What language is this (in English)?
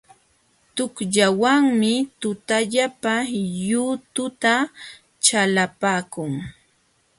Jauja Wanca Quechua